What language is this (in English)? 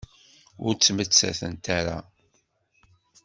Kabyle